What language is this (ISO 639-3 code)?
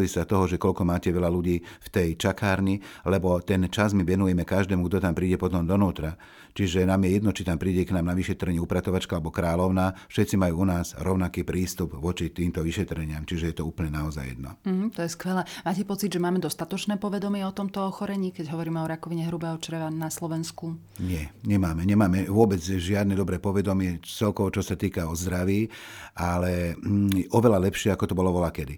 slk